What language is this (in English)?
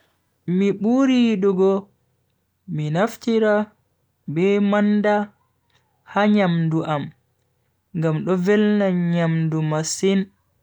Bagirmi Fulfulde